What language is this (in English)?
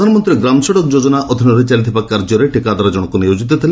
Odia